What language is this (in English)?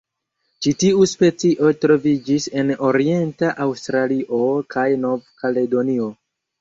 Esperanto